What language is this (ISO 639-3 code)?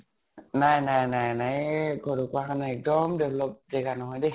asm